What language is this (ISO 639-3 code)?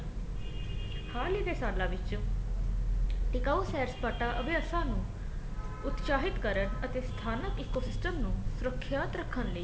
pan